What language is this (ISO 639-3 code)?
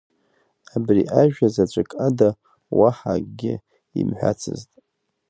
abk